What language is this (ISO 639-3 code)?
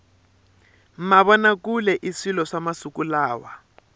tso